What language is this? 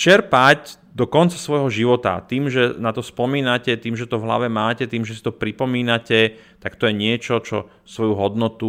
Slovak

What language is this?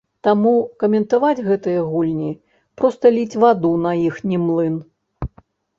Belarusian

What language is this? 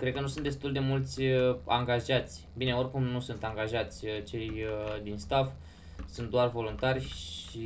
Romanian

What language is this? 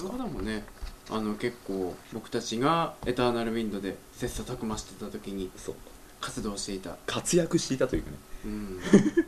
Japanese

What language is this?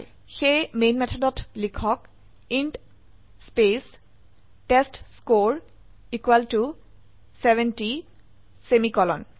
Assamese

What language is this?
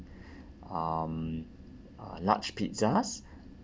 English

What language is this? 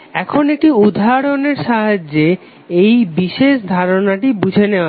Bangla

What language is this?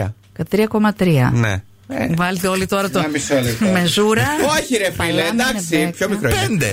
Greek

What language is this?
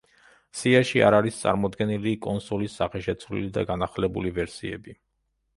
Georgian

